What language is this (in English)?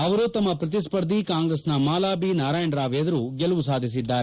Kannada